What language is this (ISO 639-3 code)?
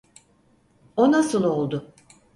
tur